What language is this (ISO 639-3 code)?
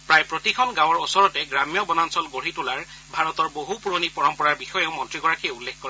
asm